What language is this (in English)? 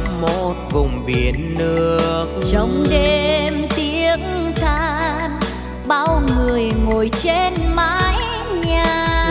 Vietnamese